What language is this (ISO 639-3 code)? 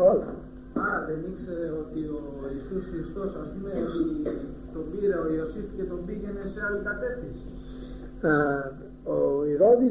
ell